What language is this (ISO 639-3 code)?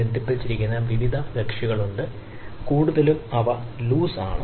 mal